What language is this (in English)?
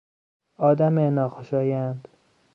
Persian